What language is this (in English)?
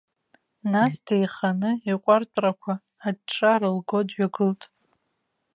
Abkhazian